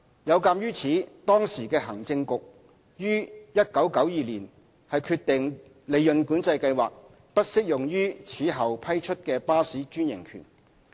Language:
Cantonese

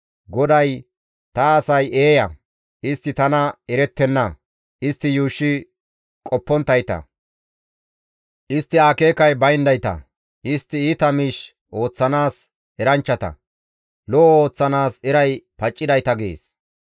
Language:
Gamo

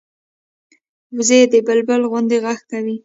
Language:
Pashto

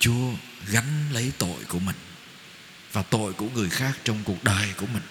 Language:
Vietnamese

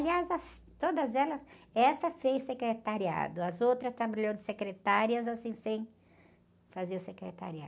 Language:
Portuguese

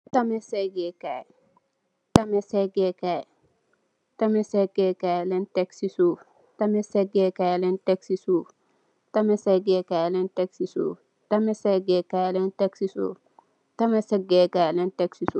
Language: Wolof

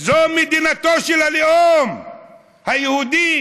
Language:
Hebrew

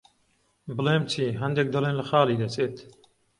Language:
Central Kurdish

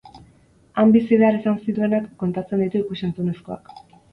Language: Basque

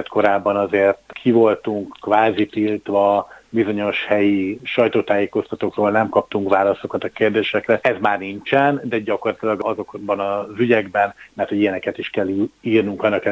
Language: Hungarian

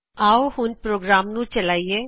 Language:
Punjabi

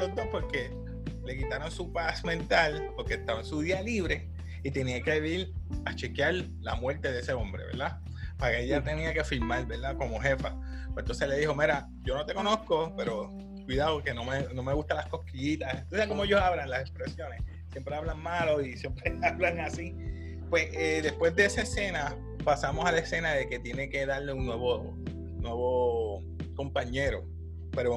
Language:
Spanish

